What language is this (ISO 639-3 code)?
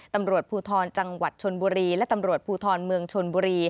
tha